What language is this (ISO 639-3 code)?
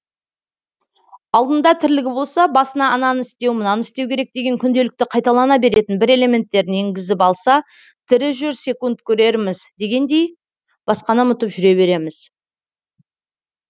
kaz